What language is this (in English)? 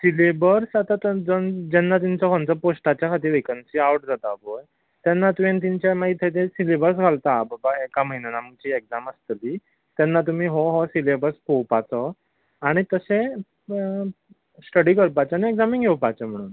Konkani